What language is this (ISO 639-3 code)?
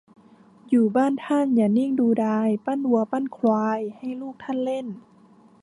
tha